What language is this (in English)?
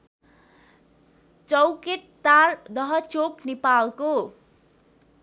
Nepali